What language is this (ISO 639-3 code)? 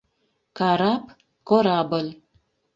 chm